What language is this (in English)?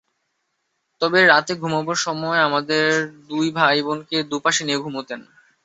Bangla